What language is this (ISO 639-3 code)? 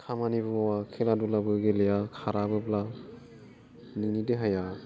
brx